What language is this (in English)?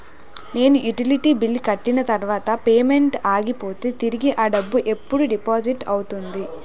Telugu